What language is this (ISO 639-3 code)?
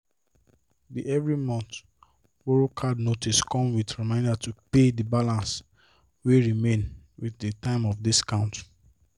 pcm